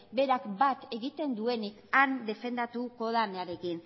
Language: Basque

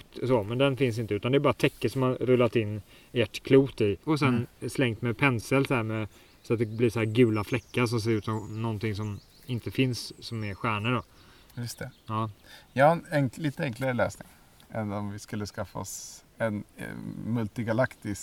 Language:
Swedish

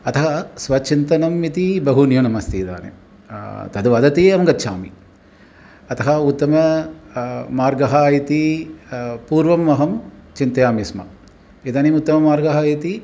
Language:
Sanskrit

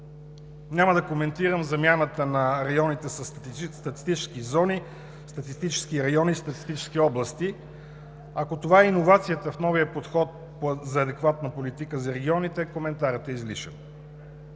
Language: Bulgarian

